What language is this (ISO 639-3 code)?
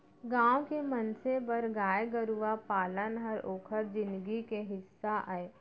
hne